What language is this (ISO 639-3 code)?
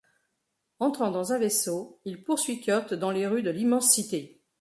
fra